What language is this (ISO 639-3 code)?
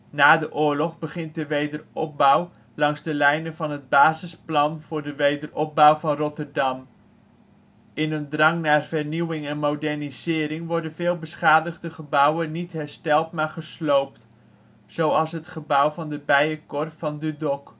nld